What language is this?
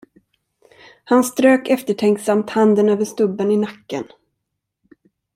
Swedish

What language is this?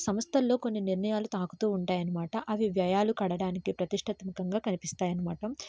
Telugu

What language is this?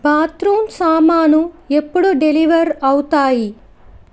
Telugu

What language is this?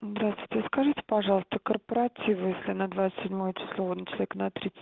Russian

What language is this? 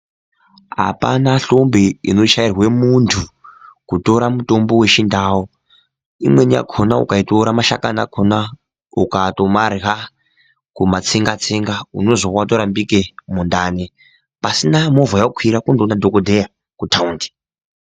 Ndau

